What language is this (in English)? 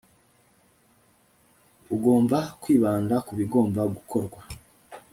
Kinyarwanda